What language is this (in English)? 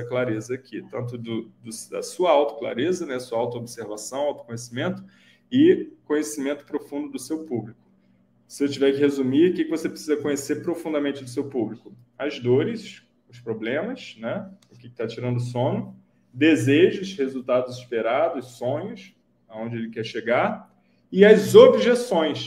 Portuguese